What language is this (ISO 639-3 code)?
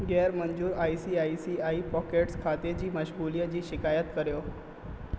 snd